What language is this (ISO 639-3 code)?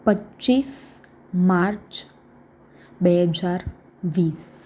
guj